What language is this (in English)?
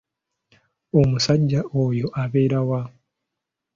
Ganda